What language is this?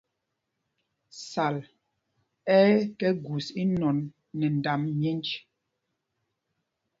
Mpumpong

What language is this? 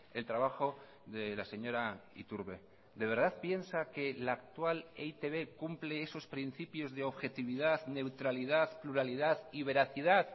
Spanish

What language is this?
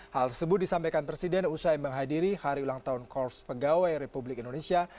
Indonesian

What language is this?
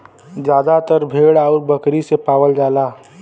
Bhojpuri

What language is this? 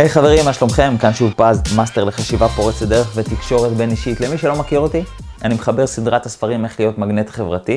Hebrew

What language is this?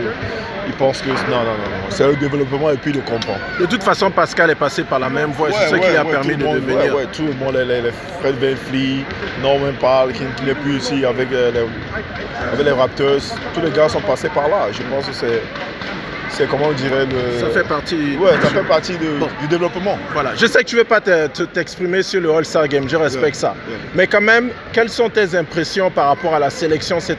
French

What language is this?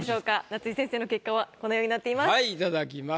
Japanese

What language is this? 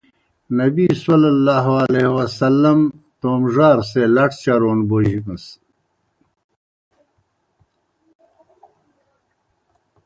Kohistani Shina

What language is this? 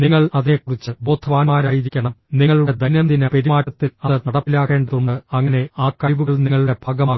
Malayalam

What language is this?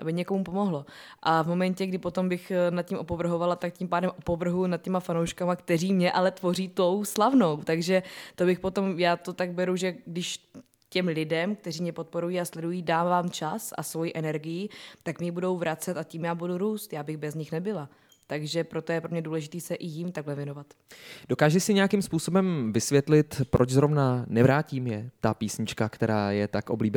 Czech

